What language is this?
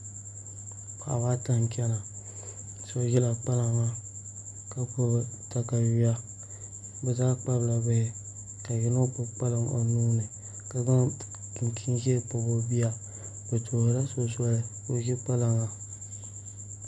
Dagbani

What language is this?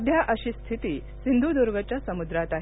Marathi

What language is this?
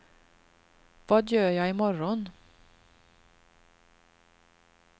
Swedish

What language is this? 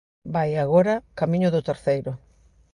Galician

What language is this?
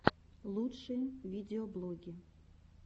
Russian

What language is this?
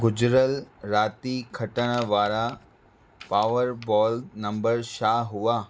Sindhi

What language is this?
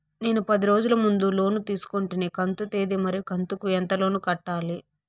Telugu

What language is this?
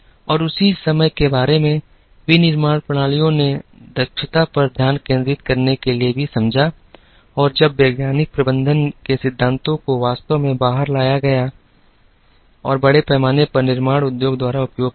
Hindi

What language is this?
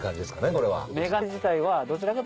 Japanese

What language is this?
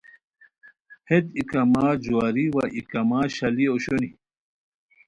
Khowar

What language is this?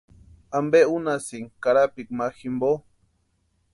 Western Highland Purepecha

